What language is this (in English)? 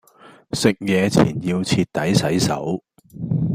Cantonese